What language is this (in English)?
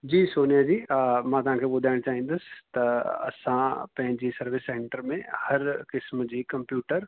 Sindhi